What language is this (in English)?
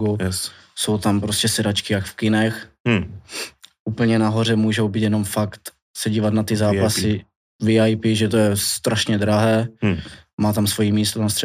Czech